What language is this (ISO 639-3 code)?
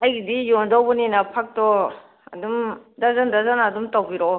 mni